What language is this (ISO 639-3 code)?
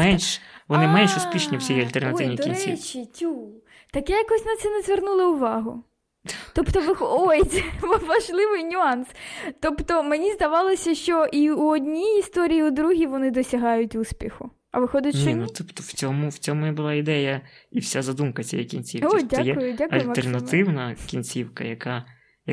ukr